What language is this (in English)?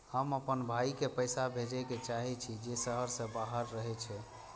Maithili